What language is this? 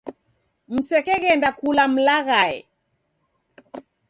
Taita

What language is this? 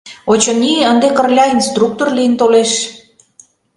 Mari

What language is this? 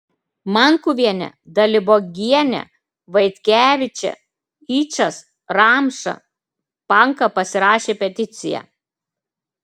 Lithuanian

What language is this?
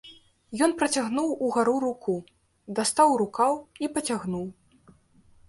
Belarusian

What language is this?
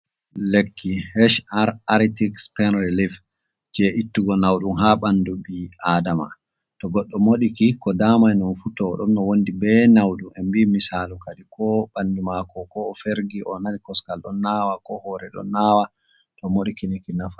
Fula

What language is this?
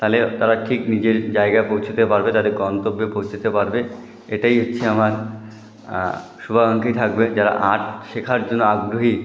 Bangla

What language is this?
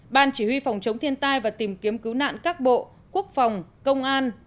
Vietnamese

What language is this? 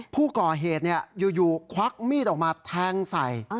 Thai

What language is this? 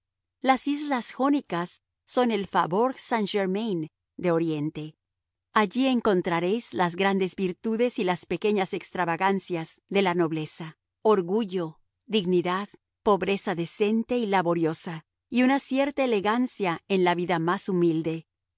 Spanish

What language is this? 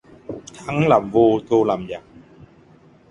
Vietnamese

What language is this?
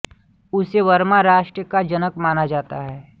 Hindi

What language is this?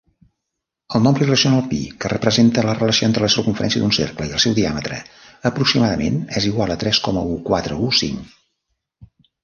Catalan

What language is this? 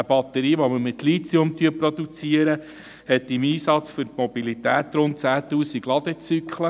Swiss German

